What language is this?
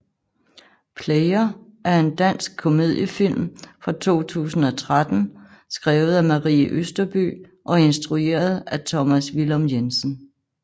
Danish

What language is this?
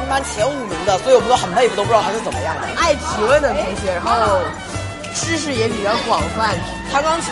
Chinese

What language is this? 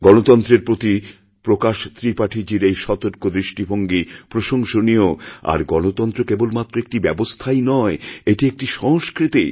Bangla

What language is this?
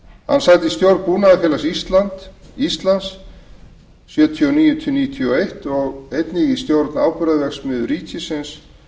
Icelandic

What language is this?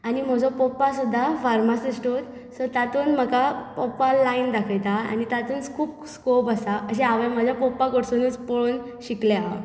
Konkani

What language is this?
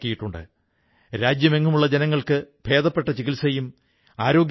Malayalam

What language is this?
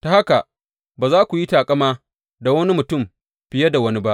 Hausa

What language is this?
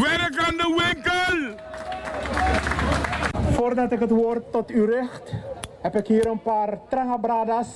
Dutch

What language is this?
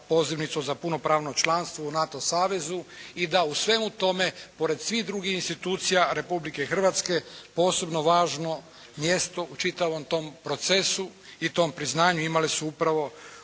Croatian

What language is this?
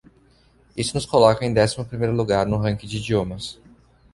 Portuguese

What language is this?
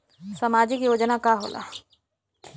Bhojpuri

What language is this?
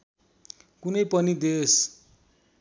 Nepali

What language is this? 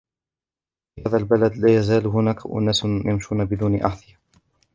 Arabic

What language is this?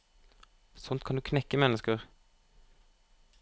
Norwegian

